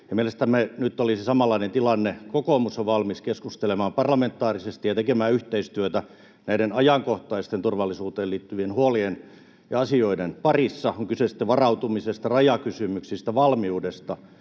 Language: Finnish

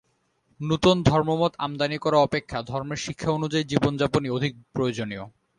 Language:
Bangla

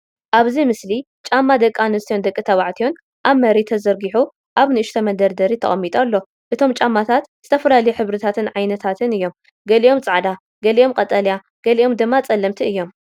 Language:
Tigrinya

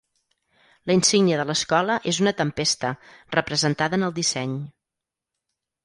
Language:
Catalan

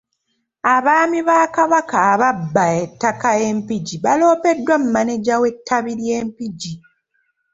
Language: Ganda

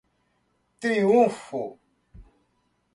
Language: Portuguese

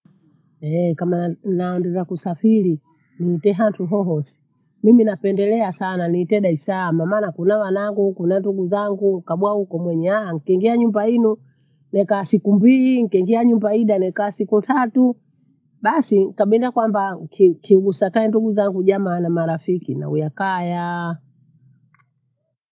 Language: Bondei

